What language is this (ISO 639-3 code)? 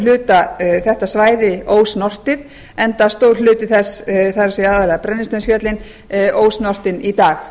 isl